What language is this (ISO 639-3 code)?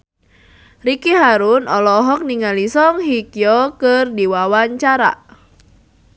sun